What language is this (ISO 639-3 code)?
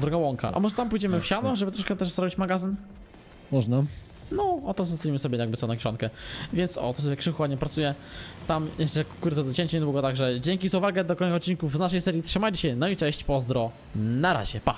pol